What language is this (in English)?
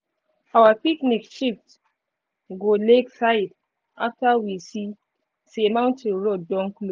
Nigerian Pidgin